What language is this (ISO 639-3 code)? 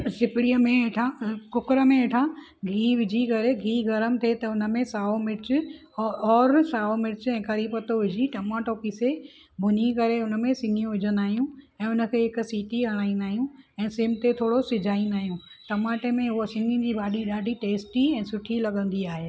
snd